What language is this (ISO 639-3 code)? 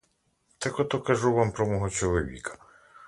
ukr